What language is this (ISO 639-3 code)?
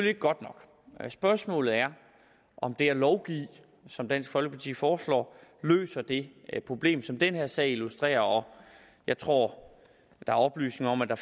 dan